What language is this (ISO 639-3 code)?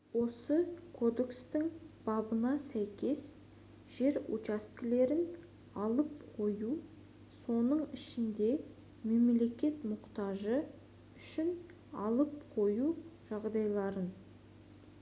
kaz